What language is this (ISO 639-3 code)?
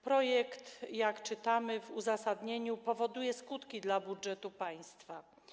pol